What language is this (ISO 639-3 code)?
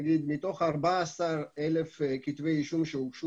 heb